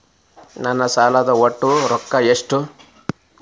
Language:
Kannada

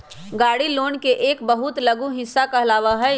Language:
Magahi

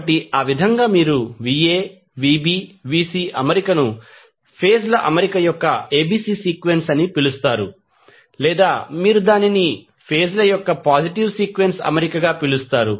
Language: Telugu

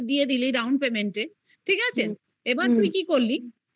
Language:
Bangla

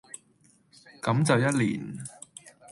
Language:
Cantonese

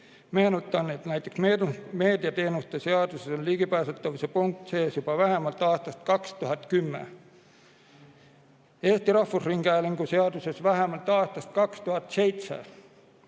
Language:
Estonian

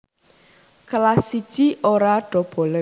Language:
Javanese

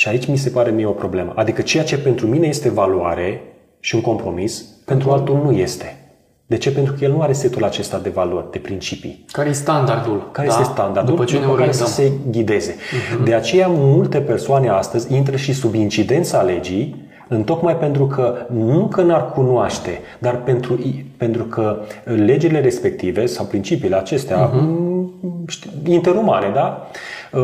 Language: Romanian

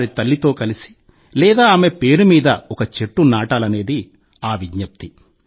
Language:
Telugu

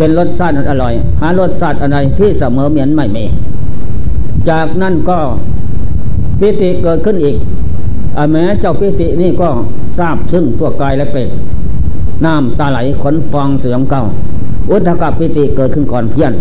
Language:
Thai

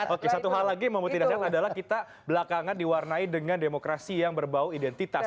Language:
Indonesian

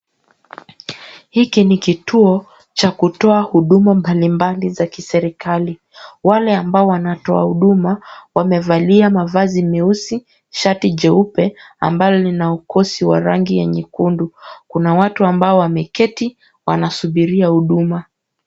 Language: Swahili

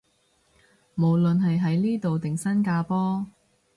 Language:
Cantonese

